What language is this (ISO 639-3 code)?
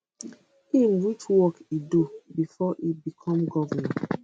pcm